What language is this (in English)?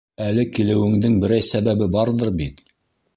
Bashkir